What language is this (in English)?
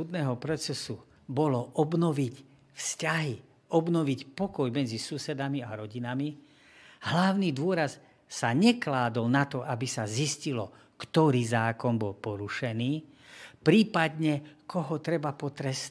Slovak